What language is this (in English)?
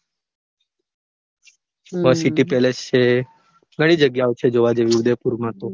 Gujarati